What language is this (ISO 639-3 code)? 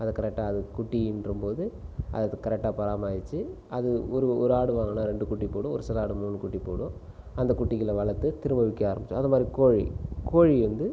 tam